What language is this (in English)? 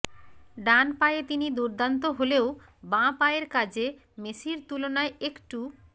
Bangla